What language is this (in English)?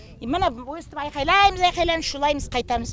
Kazakh